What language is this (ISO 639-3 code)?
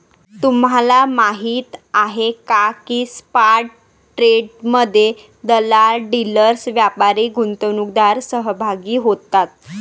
mar